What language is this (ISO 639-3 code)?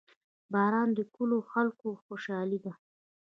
pus